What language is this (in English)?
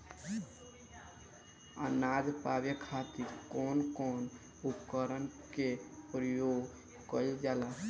Bhojpuri